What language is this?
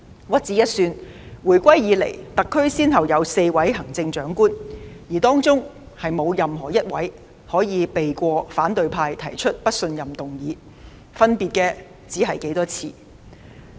Cantonese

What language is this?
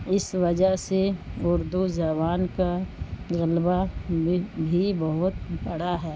Urdu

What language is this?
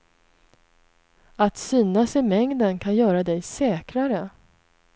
Swedish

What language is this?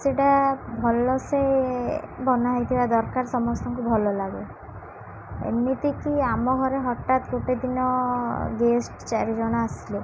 Odia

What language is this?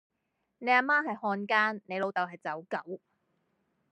Cantonese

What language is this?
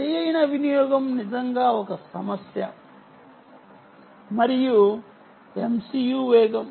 Telugu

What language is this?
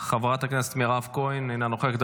Hebrew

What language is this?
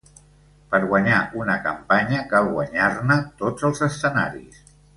Catalan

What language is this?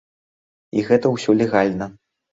Belarusian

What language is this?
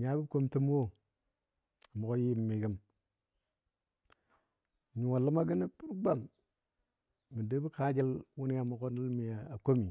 Dadiya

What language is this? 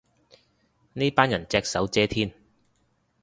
Cantonese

